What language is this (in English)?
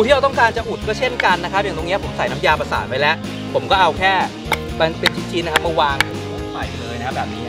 Thai